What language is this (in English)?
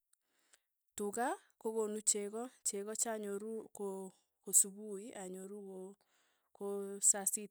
Tugen